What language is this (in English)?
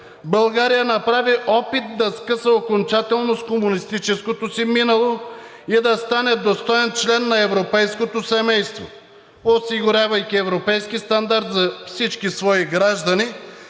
Bulgarian